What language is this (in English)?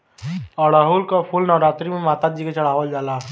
Bhojpuri